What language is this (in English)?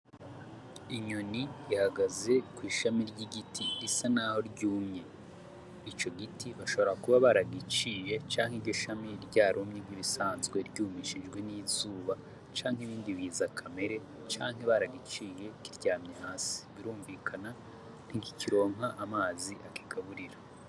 Rundi